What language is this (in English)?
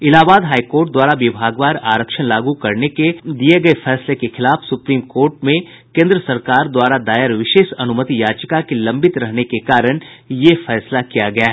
Hindi